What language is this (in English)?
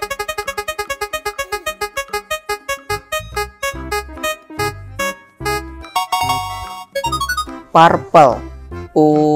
Indonesian